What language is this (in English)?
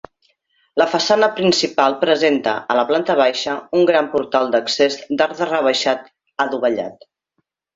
Catalan